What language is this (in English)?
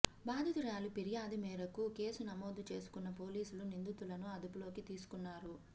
Telugu